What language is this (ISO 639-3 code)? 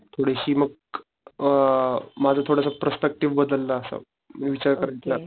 mar